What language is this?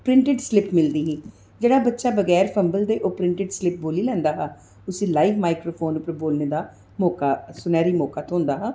Dogri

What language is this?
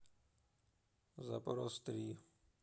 Russian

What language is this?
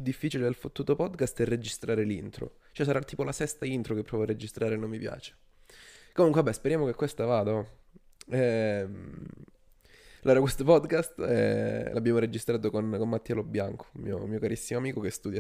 Italian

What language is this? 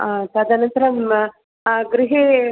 Sanskrit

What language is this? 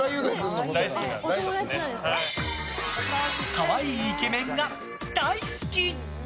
Japanese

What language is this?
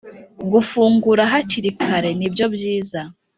Kinyarwanda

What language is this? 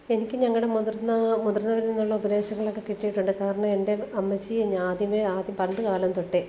Malayalam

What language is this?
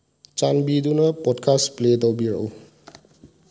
Manipuri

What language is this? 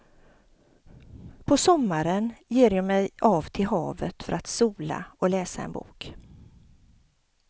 Swedish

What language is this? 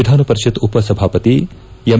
Kannada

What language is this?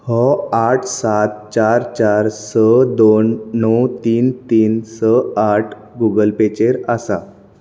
Konkani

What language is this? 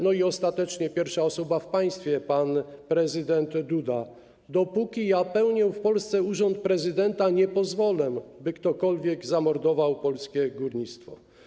Polish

